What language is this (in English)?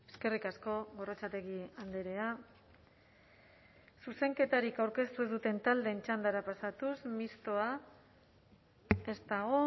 Basque